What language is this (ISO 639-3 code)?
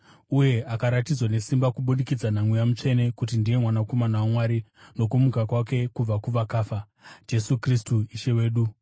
sna